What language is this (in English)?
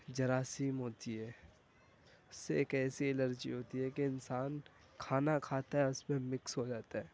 Urdu